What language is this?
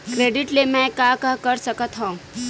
Chhattisgarhi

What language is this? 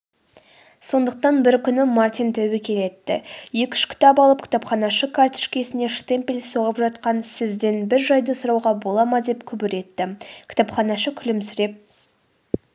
Kazakh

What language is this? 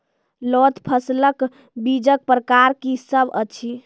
Maithili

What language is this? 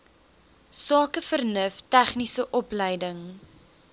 Afrikaans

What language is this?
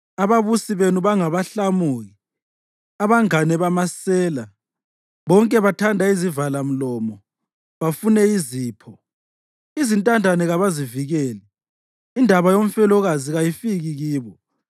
North Ndebele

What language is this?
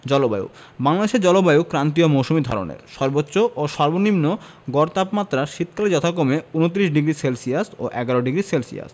Bangla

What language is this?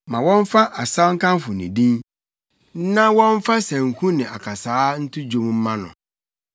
Akan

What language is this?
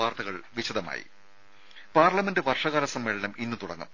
Malayalam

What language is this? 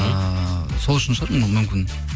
Kazakh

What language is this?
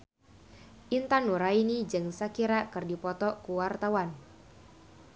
Sundanese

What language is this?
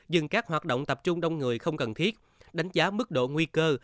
Vietnamese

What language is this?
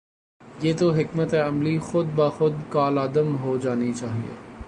Urdu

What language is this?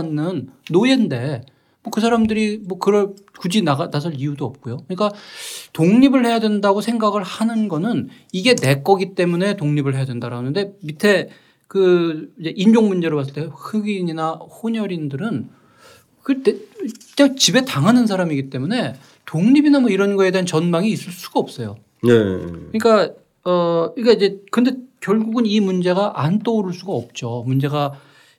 Korean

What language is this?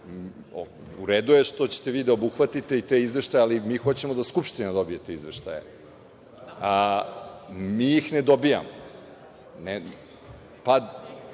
Serbian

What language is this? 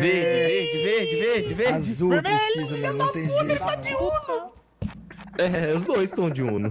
Portuguese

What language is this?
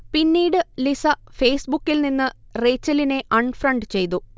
Malayalam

